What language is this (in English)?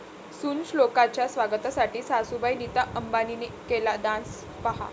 Marathi